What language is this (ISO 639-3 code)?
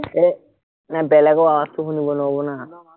asm